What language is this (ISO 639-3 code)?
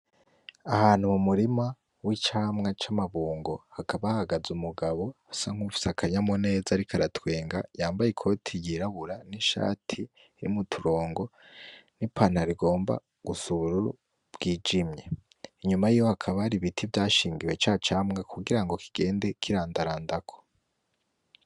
run